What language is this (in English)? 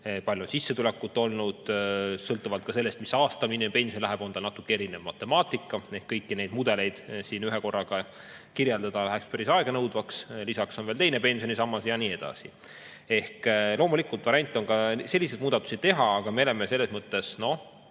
Estonian